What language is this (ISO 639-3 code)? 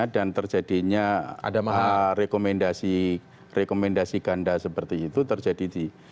ind